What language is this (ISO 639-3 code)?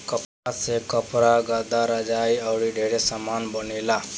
bho